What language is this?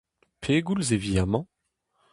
Breton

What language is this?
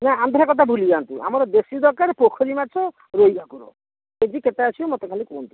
Odia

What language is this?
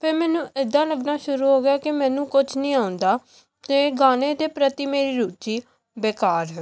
Punjabi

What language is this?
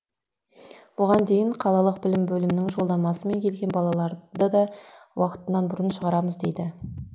Kazakh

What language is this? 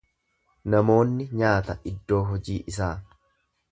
Oromo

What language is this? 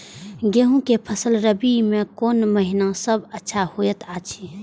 Maithili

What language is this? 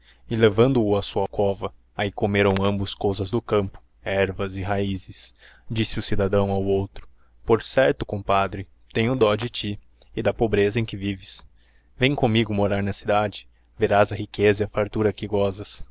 Portuguese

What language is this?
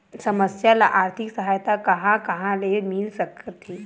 Chhattisgarhi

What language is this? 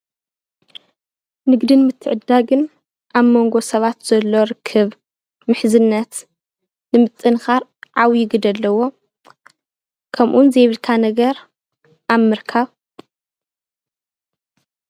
Tigrinya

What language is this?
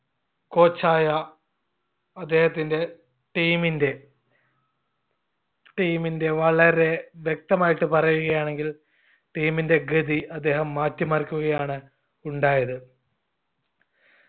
Malayalam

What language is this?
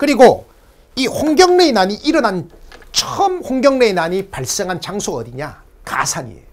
Korean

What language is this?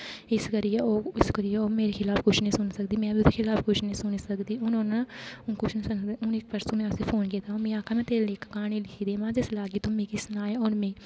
Dogri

